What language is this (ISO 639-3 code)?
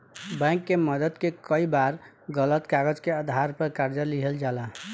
bho